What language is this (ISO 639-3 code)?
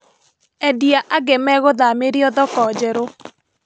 kik